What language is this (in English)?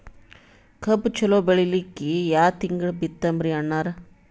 Kannada